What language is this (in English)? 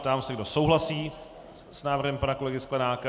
Czech